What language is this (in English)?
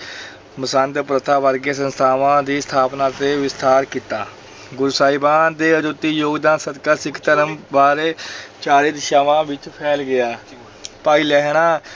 Punjabi